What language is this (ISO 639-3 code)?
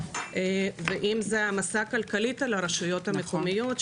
heb